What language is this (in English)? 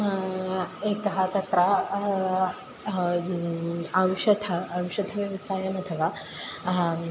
Sanskrit